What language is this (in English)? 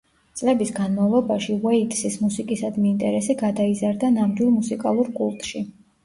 Georgian